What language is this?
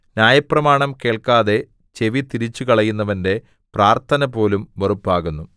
Malayalam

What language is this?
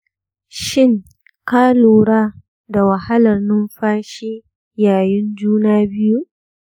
Hausa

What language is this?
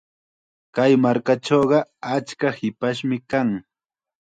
Chiquián Ancash Quechua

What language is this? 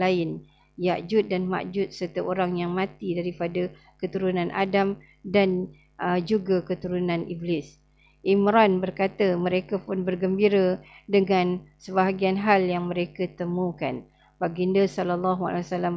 Malay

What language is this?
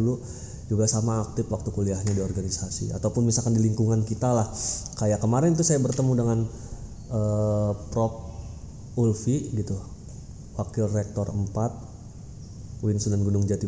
Indonesian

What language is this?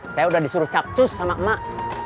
Indonesian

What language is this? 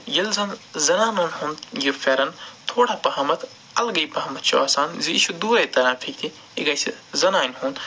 Kashmiri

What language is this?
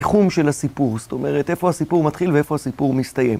Hebrew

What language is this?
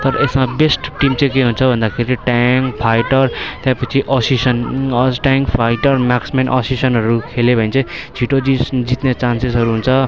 Nepali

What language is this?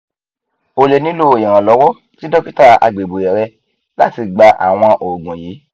Yoruba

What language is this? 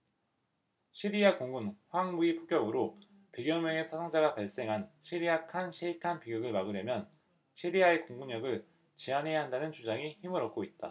Korean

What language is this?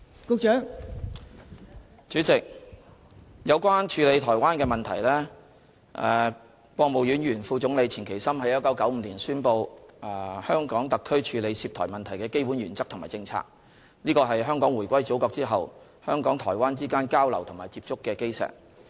Cantonese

